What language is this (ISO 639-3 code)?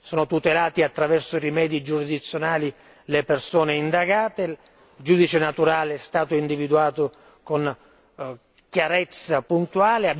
ita